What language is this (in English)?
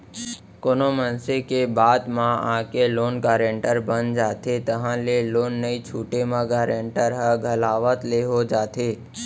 Chhattisgarhi